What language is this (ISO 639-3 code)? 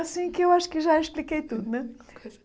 por